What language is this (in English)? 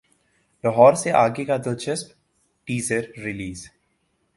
Urdu